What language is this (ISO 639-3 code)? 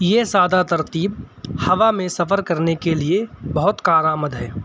urd